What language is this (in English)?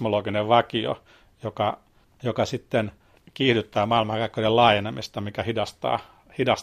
Finnish